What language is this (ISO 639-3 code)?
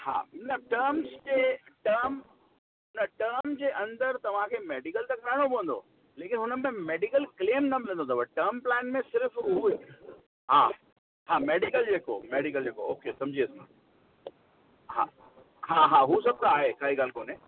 snd